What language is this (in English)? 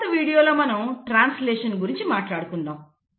Telugu